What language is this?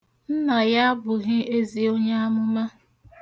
Igbo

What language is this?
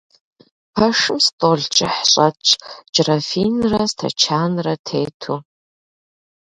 Kabardian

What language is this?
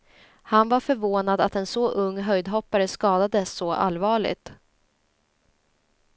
Swedish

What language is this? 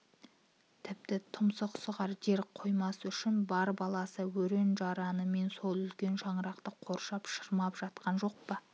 Kazakh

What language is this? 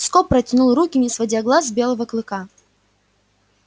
Russian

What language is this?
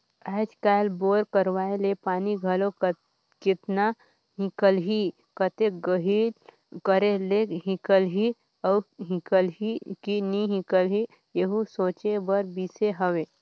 Chhattisgarhi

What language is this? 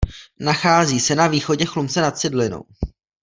Czech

